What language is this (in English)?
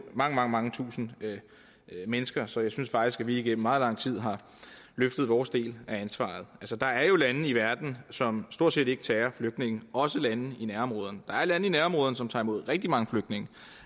Danish